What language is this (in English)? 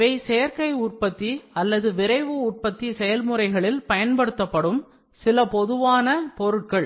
Tamil